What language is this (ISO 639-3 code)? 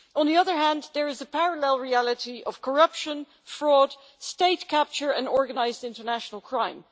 eng